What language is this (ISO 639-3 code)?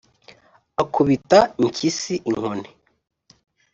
kin